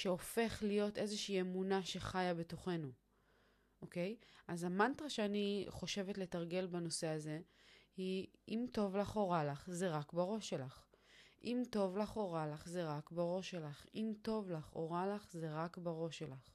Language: Hebrew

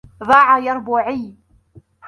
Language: Arabic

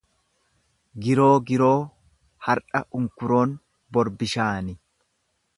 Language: Oromo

